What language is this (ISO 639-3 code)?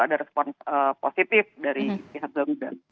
ind